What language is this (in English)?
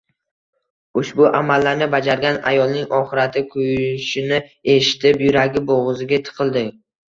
Uzbek